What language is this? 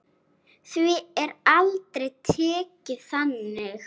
Icelandic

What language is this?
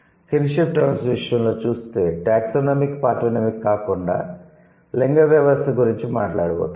Telugu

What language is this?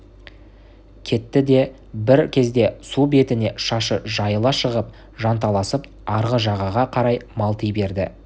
Kazakh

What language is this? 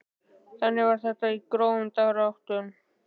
Icelandic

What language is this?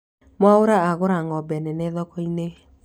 Kikuyu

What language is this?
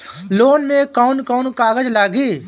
Bhojpuri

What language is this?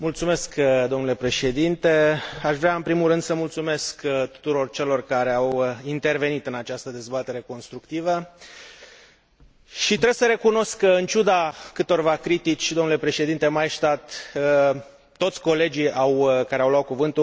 Romanian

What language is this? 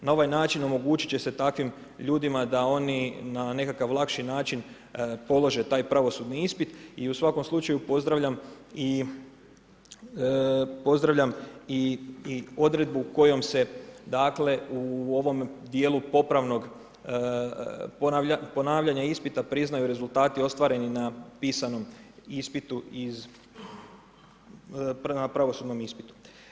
Croatian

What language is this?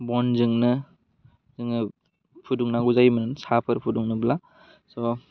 Bodo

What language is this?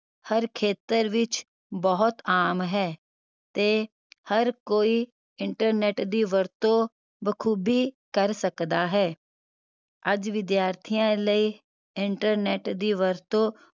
Punjabi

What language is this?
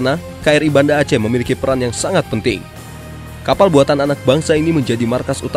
Indonesian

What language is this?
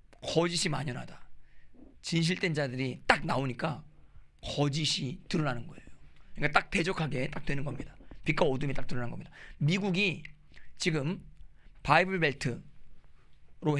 Korean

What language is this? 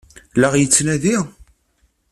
Kabyle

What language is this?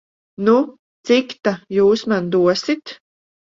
Latvian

